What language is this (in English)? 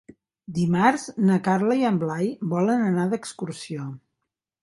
Catalan